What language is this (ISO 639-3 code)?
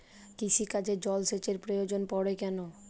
ben